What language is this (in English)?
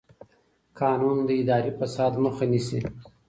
Pashto